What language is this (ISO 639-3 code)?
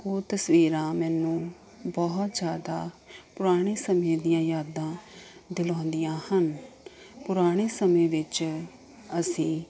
pan